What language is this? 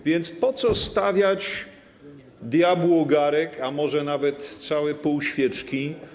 Polish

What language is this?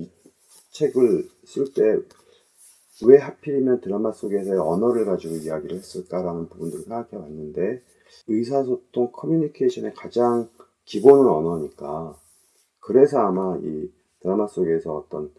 Korean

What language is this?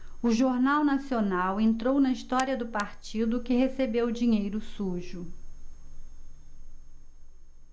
Portuguese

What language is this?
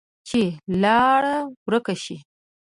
Pashto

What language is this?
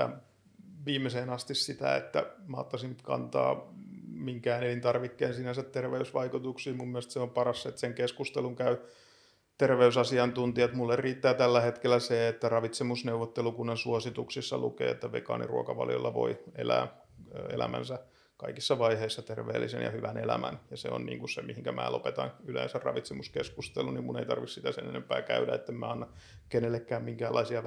Finnish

